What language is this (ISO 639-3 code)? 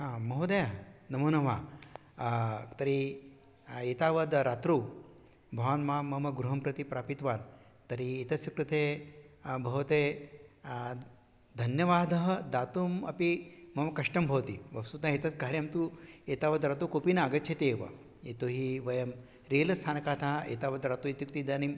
san